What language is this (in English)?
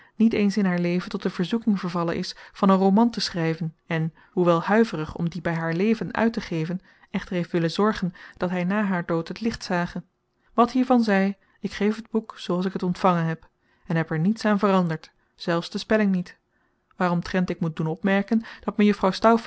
Dutch